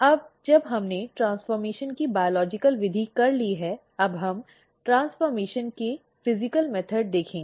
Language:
Hindi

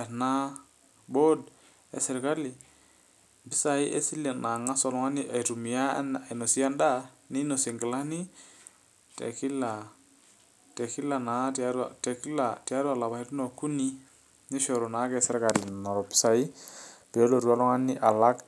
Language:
Masai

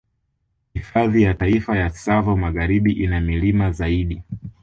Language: Swahili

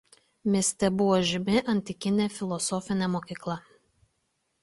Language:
Lithuanian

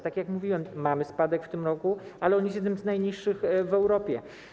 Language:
Polish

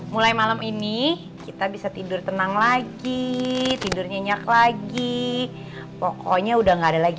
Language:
Indonesian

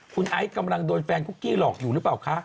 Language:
Thai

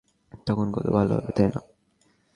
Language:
Bangla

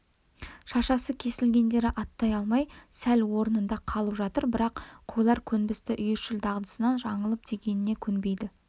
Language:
Kazakh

